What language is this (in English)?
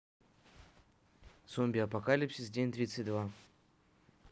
Russian